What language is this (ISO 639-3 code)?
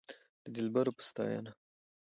pus